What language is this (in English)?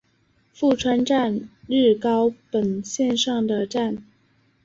Chinese